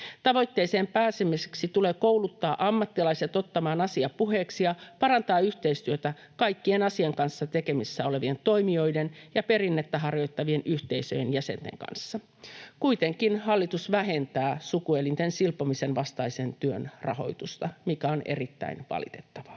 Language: Finnish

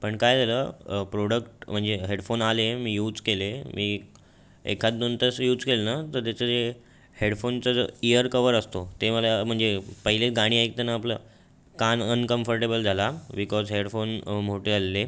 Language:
Marathi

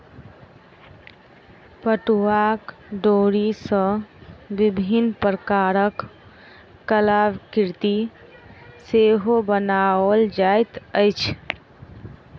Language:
Maithili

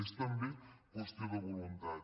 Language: Catalan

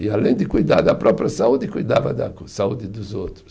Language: Portuguese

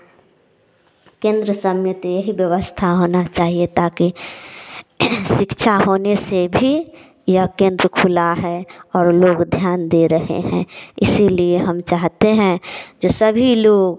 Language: Hindi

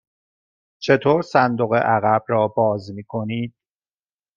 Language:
Persian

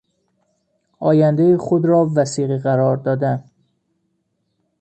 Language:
Persian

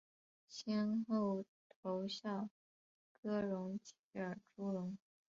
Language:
Chinese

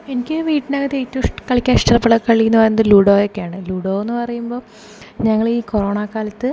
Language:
Malayalam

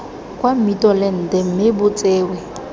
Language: Tswana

